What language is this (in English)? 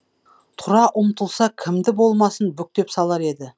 Kazakh